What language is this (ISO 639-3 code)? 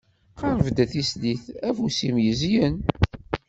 kab